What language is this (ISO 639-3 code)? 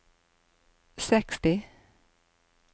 nor